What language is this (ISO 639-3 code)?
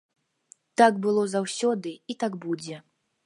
bel